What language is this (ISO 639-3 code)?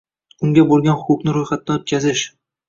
uzb